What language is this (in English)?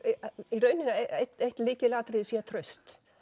Icelandic